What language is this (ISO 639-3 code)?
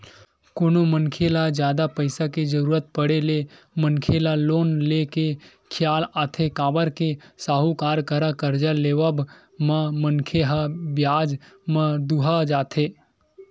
hne